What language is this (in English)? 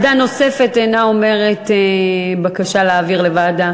Hebrew